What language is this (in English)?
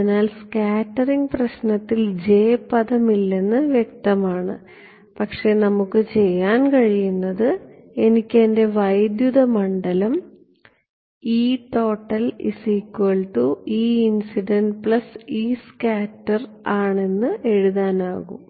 Malayalam